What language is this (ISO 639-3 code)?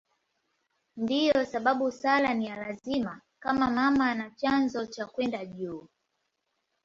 swa